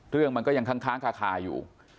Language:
Thai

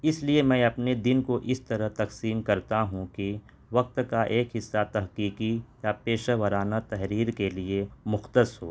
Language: Urdu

